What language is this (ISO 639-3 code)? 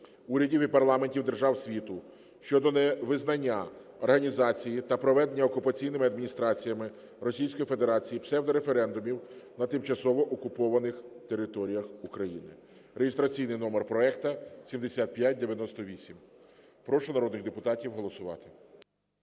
ukr